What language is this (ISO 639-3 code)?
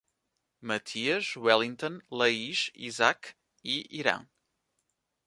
por